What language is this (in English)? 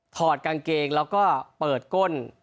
Thai